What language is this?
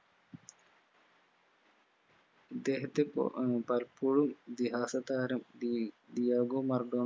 Malayalam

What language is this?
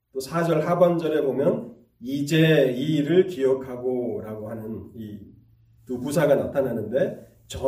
Korean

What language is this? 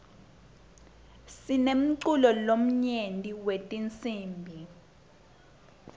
Swati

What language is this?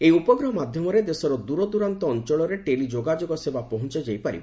Odia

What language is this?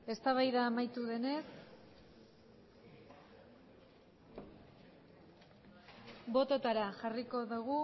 Basque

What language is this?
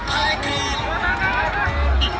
Thai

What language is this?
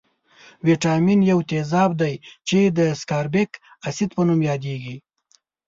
Pashto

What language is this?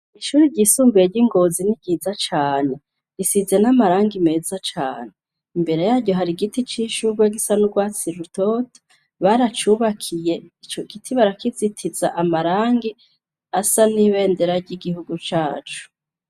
Rundi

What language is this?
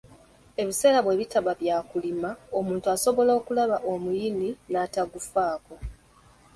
Ganda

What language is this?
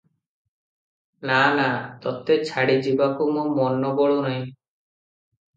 Odia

